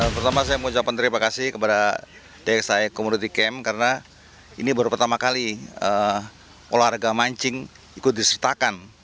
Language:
Indonesian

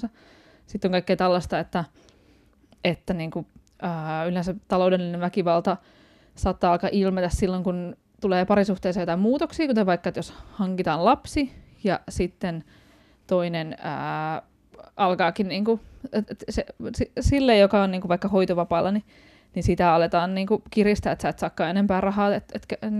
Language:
Finnish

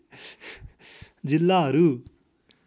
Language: Nepali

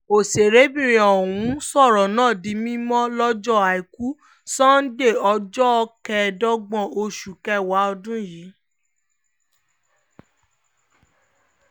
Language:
Yoruba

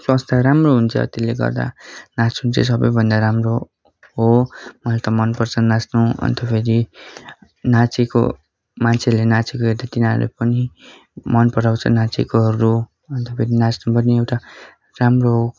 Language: Nepali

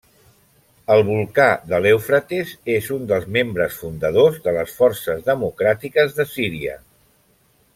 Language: Catalan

